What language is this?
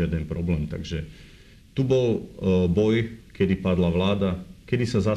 Slovak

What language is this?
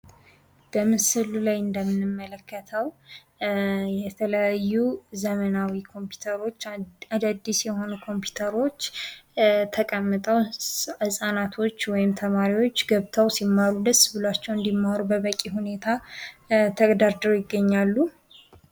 Amharic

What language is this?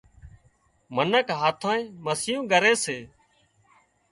Wadiyara Koli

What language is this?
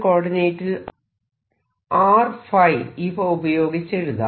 Malayalam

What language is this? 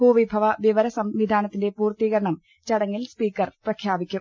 Malayalam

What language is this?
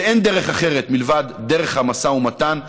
Hebrew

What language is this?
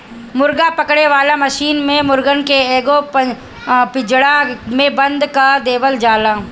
Bhojpuri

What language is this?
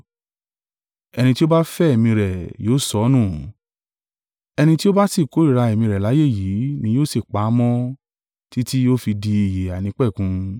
Yoruba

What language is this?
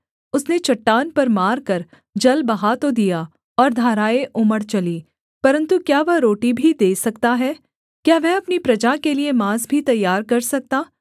Hindi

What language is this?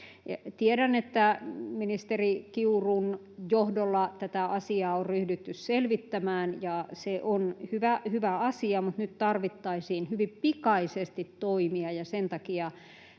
Finnish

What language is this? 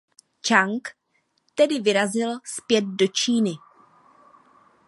Czech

